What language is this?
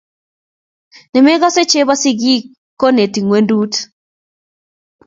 Kalenjin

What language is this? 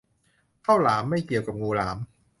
Thai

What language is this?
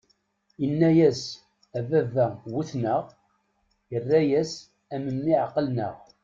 Kabyle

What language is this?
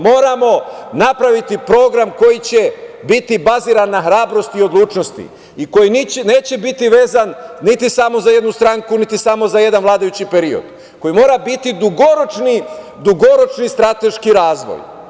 Serbian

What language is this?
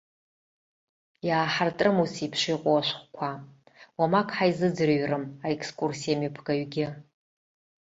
Abkhazian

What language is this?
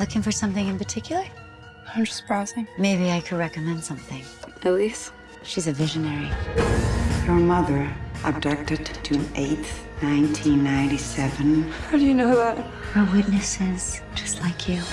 English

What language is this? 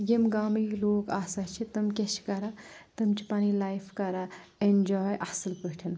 Kashmiri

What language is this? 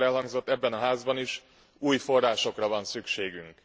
Hungarian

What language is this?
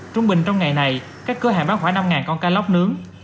Vietnamese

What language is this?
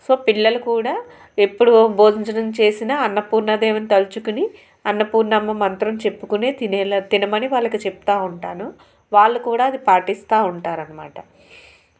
Telugu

